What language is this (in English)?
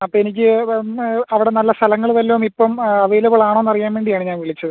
Malayalam